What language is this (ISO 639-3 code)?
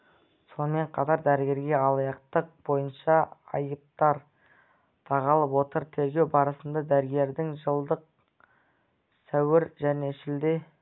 kaz